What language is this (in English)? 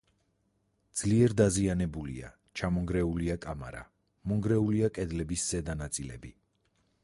Georgian